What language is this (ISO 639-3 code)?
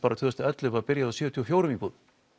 isl